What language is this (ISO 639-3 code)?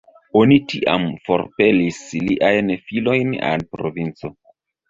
epo